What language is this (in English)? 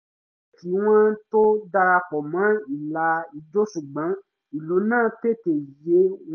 Yoruba